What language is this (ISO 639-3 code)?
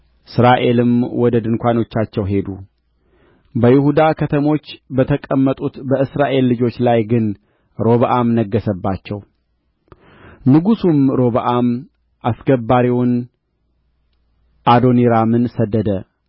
amh